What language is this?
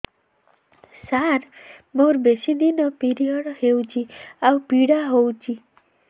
Odia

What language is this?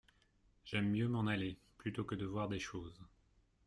French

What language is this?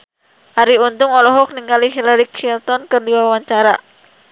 Sundanese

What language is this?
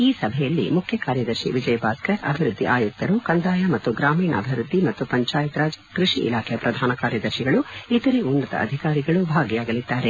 Kannada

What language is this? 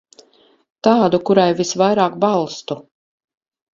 Latvian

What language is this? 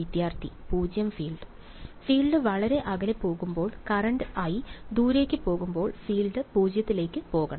Malayalam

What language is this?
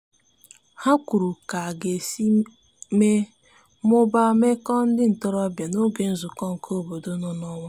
Igbo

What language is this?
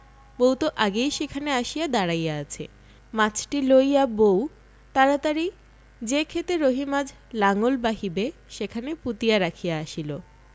Bangla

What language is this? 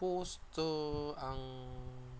Bodo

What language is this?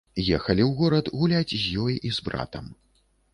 Belarusian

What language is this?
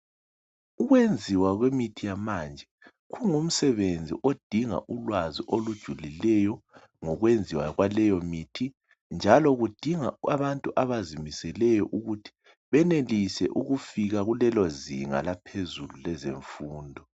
North Ndebele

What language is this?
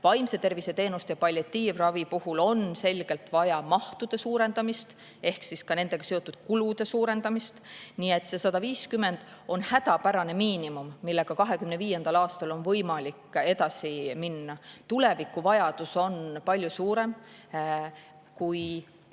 Estonian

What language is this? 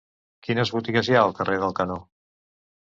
Catalan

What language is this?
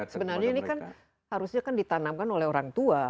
Indonesian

